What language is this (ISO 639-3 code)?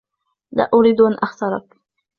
ara